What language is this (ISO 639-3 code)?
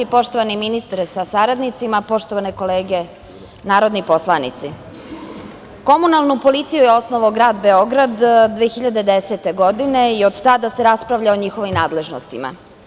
srp